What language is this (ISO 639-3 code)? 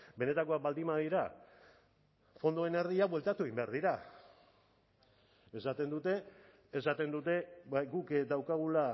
eus